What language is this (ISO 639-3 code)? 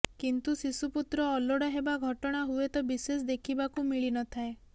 ori